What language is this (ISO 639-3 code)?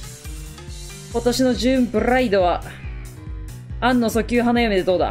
jpn